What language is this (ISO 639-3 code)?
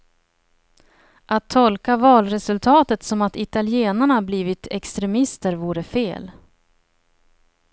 swe